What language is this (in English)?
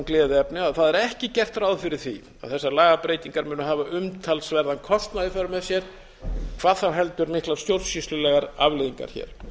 Icelandic